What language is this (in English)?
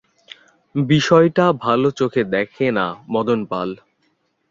Bangla